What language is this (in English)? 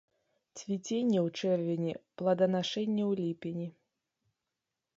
Belarusian